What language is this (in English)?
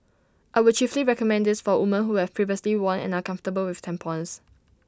English